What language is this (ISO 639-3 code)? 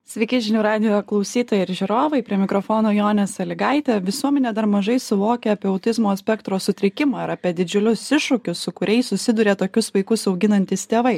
lit